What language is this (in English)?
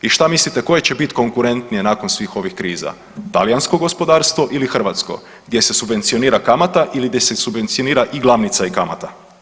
Croatian